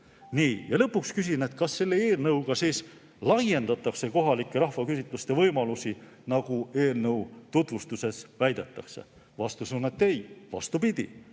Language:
Estonian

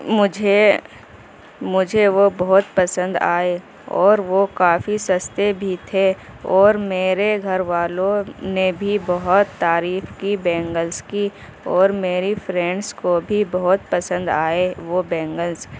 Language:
Urdu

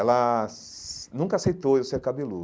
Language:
Portuguese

